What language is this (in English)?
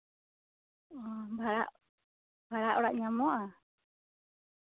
Santali